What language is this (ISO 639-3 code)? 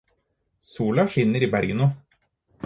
nob